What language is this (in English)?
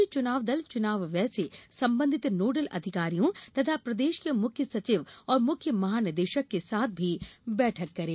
Hindi